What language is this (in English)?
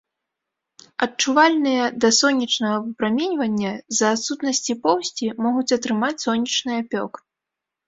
Belarusian